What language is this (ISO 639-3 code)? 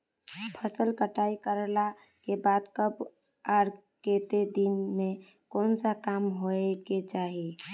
mag